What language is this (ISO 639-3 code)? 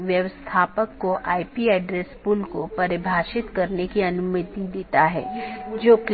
hin